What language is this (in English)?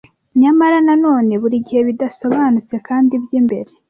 Kinyarwanda